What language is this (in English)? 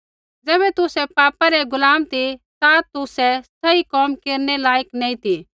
Kullu Pahari